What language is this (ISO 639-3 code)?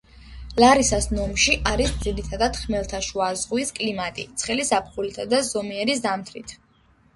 kat